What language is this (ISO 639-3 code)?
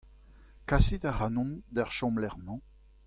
bre